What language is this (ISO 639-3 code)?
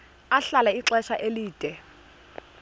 xho